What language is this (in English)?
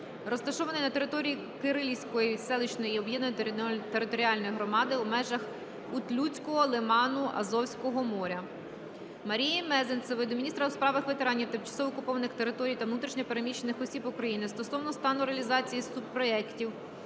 Ukrainian